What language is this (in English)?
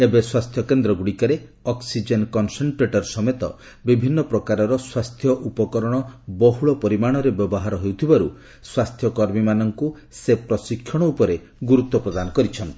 Odia